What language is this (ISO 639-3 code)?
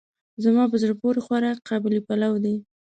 pus